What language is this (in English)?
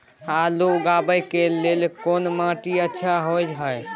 Maithili